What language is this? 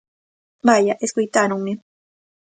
Galician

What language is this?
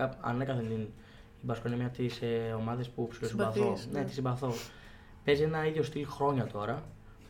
Greek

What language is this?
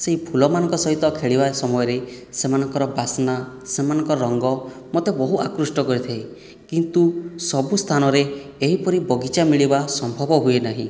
Odia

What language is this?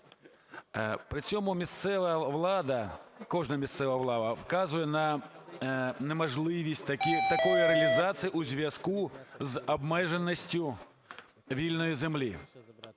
Ukrainian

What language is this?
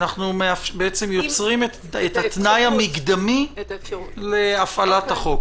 Hebrew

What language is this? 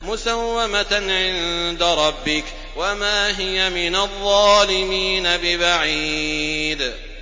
Arabic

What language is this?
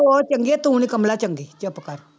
Punjabi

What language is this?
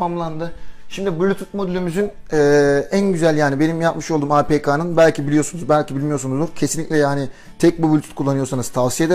Turkish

